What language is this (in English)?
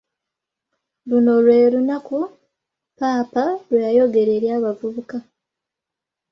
Ganda